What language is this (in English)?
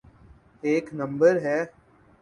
Urdu